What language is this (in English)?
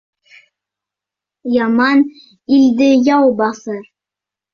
Bashkir